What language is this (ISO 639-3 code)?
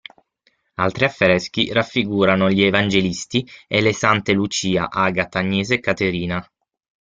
ita